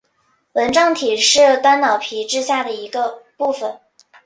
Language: Chinese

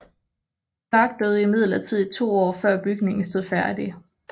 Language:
Danish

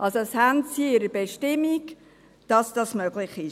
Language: Swiss German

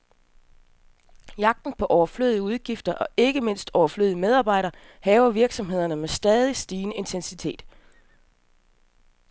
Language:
Danish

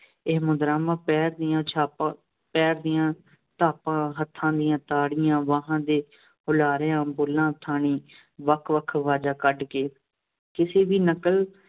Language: Punjabi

